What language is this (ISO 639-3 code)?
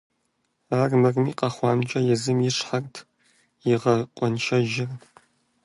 kbd